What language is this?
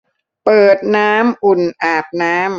Thai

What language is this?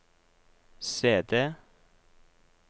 Norwegian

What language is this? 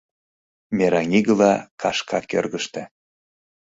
Mari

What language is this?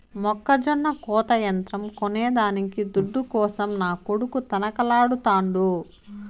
Telugu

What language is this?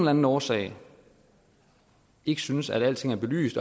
Danish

